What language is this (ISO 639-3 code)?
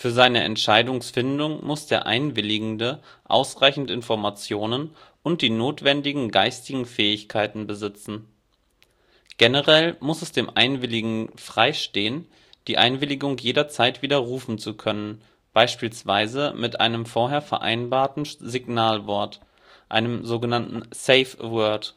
deu